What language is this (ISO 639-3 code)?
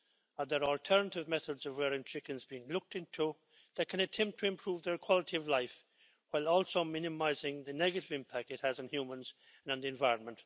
eng